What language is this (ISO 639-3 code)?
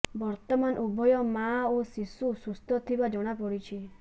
ori